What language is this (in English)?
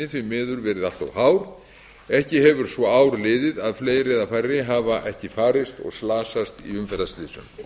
Icelandic